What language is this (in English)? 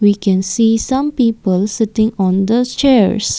English